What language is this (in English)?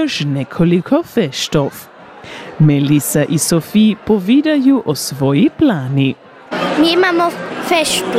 Croatian